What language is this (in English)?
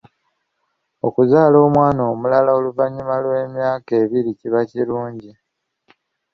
Ganda